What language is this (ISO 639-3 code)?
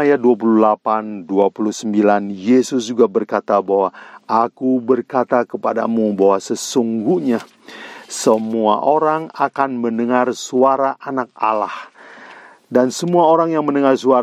ind